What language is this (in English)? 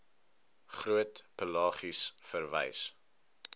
Afrikaans